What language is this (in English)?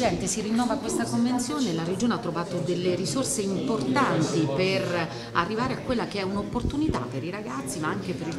Italian